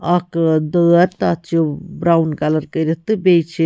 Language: Kashmiri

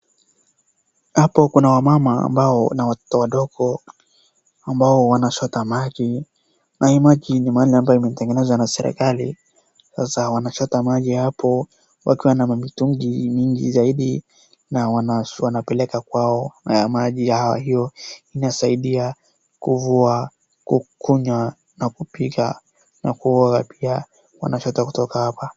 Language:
Swahili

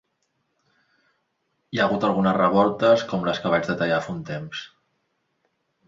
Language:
Catalan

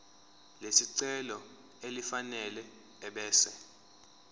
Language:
Zulu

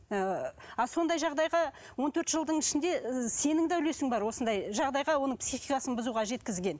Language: Kazakh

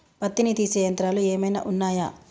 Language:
Telugu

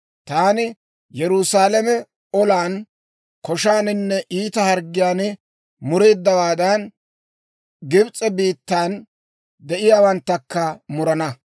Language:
Dawro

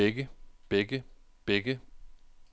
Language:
Danish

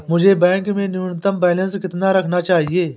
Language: Hindi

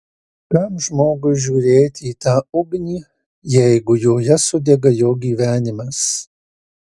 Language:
Lithuanian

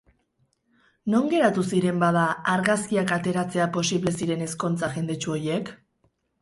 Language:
Basque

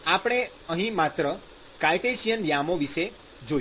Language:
Gujarati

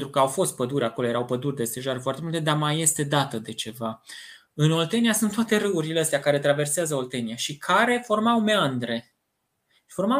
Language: Romanian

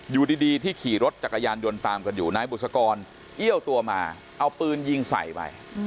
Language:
Thai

